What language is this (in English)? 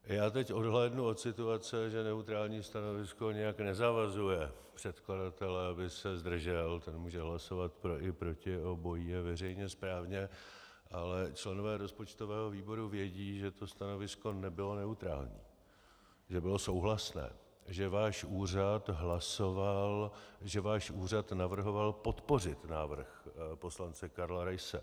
Czech